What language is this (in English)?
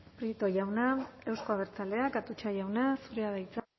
Basque